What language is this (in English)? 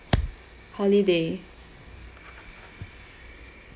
English